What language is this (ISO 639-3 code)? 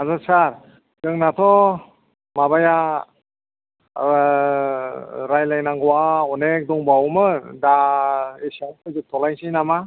brx